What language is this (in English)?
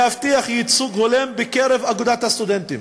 Hebrew